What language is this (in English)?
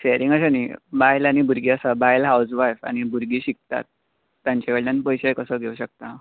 Konkani